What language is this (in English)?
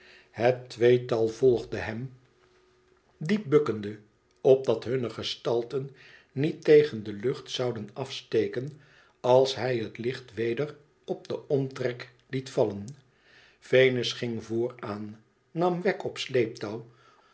Dutch